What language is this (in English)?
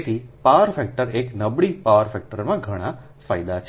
Gujarati